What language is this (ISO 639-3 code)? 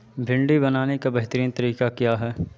urd